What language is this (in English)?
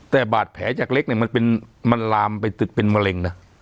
Thai